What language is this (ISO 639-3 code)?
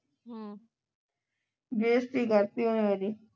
pan